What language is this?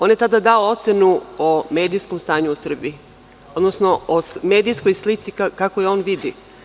Serbian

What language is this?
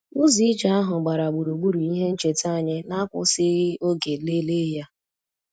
Igbo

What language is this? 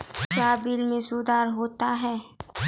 Maithili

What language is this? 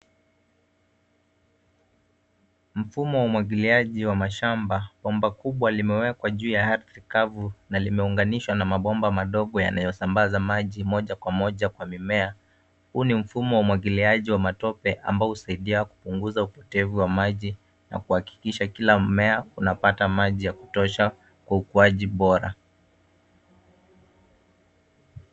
Swahili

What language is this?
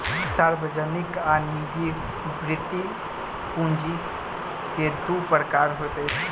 Maithili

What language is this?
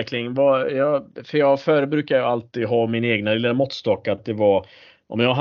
Swedish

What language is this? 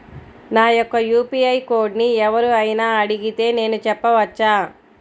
Telugu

